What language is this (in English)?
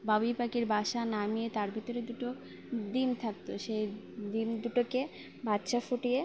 Bangla